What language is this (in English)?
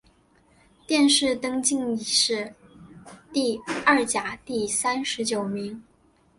Chinese